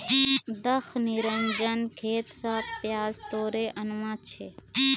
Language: Magahi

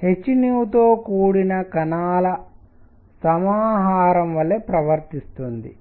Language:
Telugu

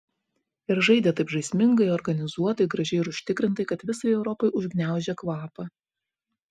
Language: Lithuanian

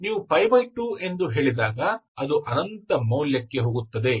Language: Kannada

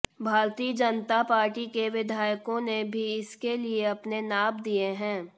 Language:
Hindi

